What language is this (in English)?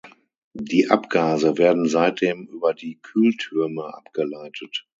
German